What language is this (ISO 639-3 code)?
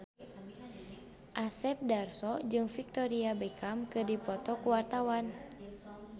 sun